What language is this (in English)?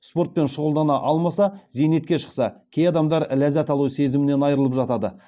Kazakh